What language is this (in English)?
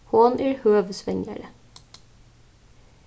Faroese